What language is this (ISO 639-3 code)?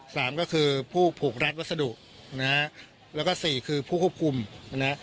tha